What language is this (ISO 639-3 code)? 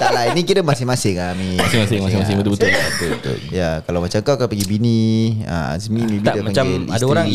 msa